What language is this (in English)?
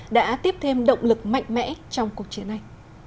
Vietnamese